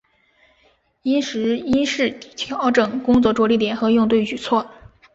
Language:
Chinese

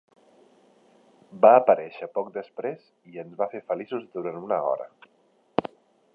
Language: Catalan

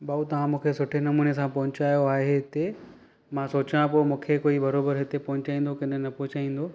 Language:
Sindhi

